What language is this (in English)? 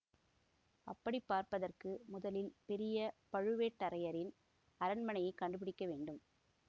Tamil